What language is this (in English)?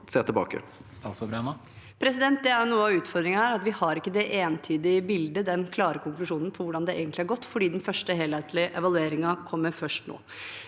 Norwegian